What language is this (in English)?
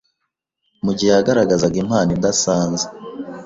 Kinyarwanda